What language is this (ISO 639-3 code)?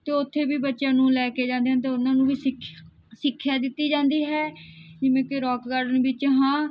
pan